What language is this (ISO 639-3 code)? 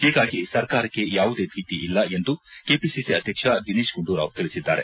kan